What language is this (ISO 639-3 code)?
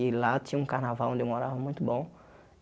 por